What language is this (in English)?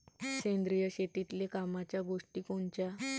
Marathi